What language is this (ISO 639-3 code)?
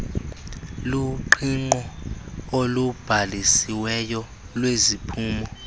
xho